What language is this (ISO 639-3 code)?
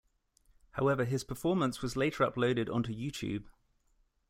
eng